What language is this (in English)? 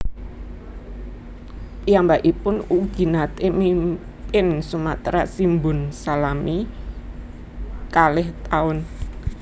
Javanese